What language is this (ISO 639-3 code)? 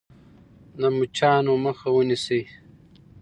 pus